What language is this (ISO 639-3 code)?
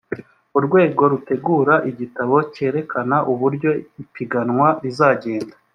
kin